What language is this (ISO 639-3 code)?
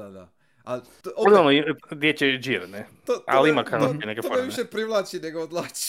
hrv